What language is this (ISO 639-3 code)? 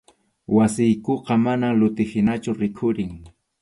qxu